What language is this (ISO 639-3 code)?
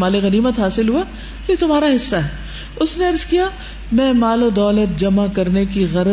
urd